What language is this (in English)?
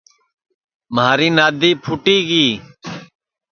Sansi